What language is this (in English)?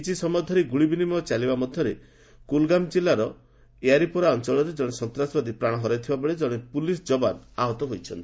Odia